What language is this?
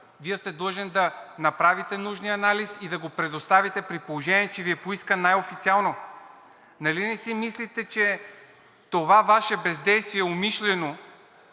Bulgarian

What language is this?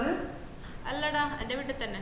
Malayalam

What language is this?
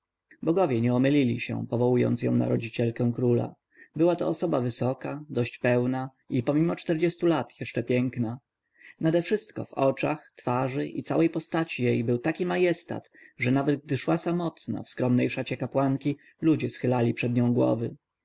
Polish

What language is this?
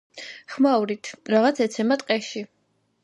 Georgian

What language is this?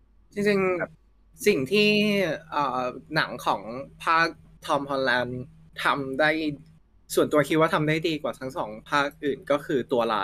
Thai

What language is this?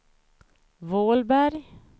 Swedish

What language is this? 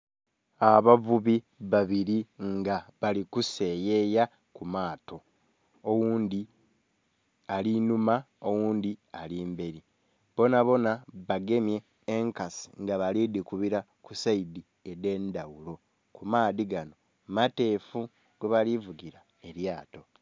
Soga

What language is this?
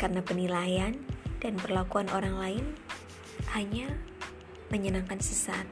Indonesian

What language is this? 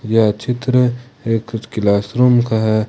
Hindi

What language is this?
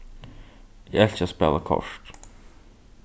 Faroese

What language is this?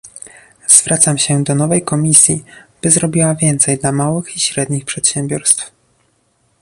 Polish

